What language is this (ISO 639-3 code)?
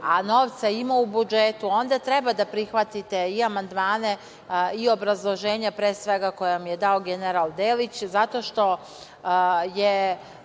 srp